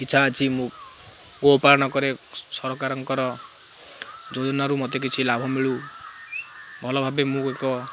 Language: Odia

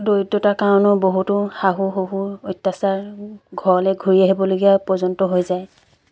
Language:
Assamese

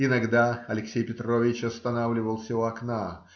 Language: Russian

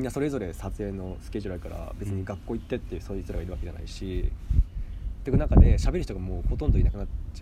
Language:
Japanese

